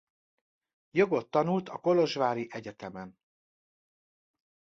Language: Hungarian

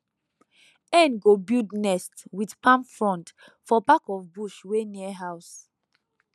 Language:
Nigerian Pidgin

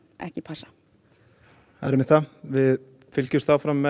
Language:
Icelandic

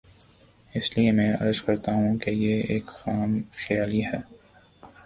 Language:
Urdu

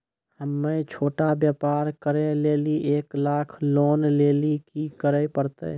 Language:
Maithili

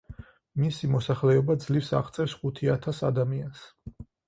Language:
Georgian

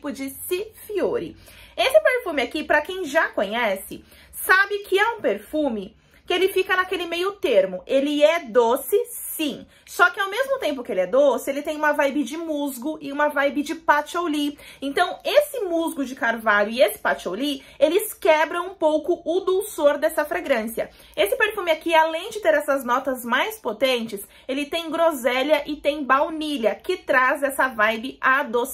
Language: Portuguese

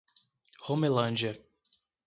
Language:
Portuguese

